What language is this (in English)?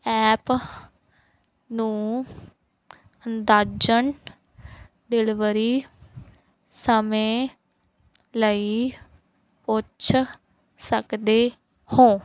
Punjabi